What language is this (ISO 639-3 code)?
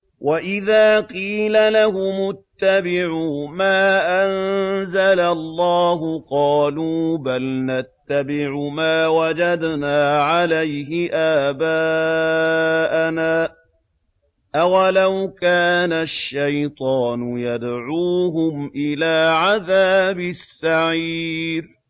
ara